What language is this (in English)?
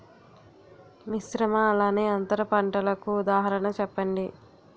Telugu